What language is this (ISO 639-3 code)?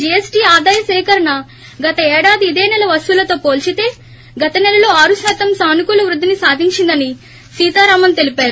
tel